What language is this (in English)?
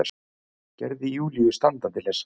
Icelandic